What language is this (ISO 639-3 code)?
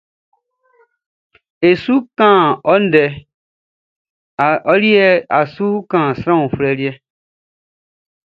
bci